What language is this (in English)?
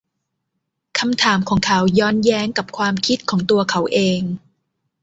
Thai